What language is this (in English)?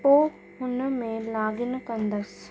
Sindhi